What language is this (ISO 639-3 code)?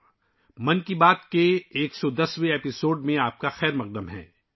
urd